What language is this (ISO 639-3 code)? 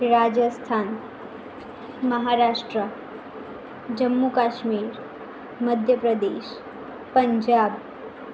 guj